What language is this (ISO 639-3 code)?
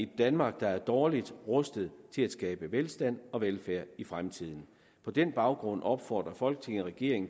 dan